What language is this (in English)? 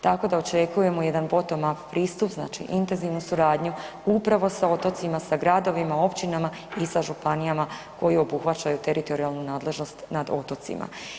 Croatian